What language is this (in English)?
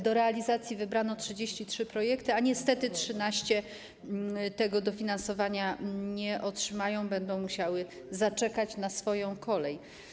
Polish